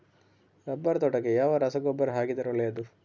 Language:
Kannada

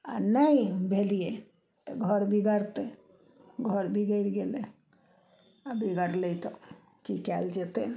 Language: Maithili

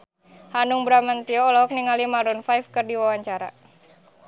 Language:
Sundanese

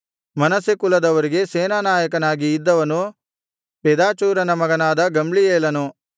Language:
Kannada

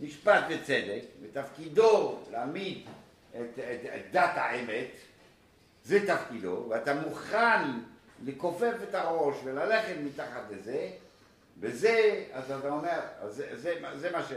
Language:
Hebrew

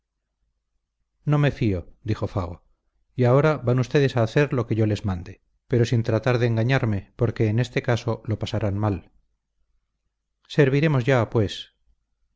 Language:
Spanish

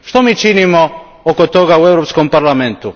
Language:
Croatian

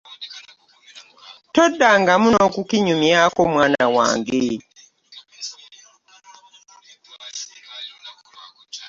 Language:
Ganda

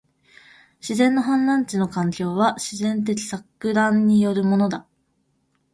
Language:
Japanese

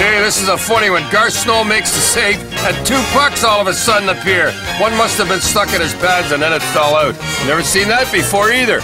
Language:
English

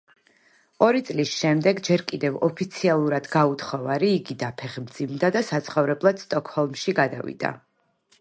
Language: Georgian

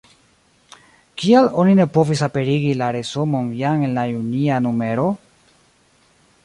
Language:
Esperanto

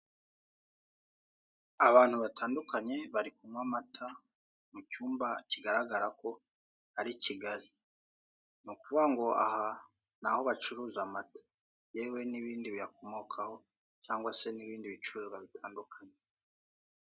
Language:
Kinyarwanda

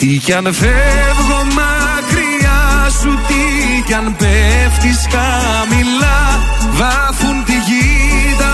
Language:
Greek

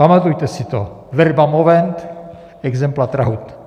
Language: Czech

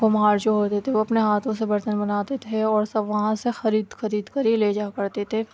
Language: Urdu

